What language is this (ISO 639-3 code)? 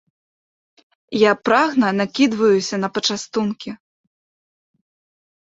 bel